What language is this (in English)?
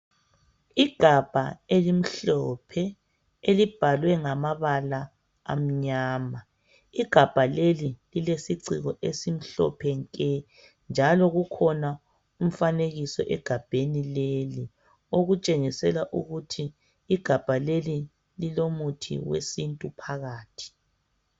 North Ndebele